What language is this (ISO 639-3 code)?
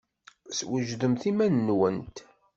kab